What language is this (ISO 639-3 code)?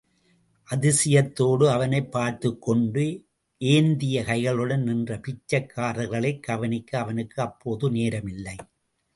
tam